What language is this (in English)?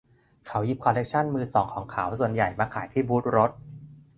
Thai